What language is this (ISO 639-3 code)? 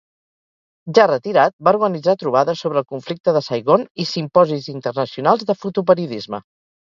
cat